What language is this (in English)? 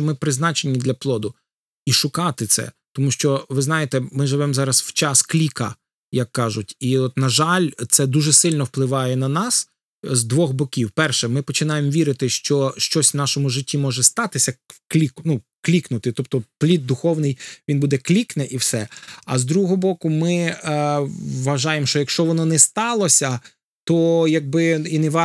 Ukrainian